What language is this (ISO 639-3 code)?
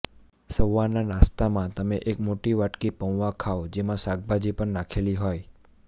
guj